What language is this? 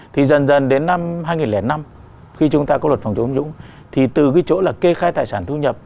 Vietnamese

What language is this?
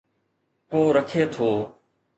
Sindhi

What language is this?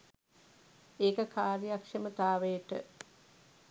Sinhala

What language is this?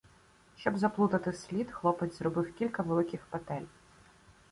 Ukrainian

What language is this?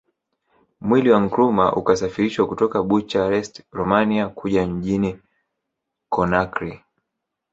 Swahili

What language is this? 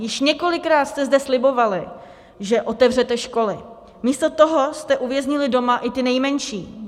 Czech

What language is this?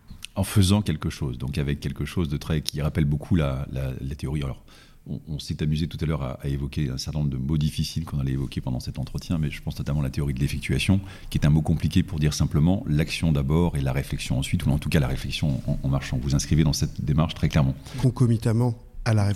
French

